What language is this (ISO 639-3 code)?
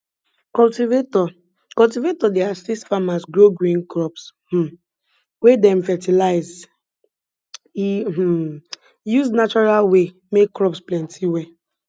pcm